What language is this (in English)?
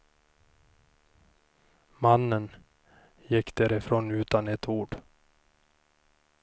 Swedish